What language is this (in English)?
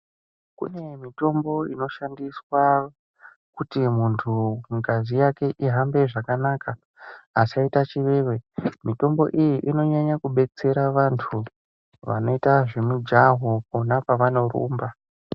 Ndau